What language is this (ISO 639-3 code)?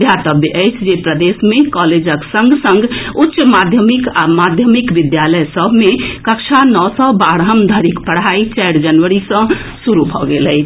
mai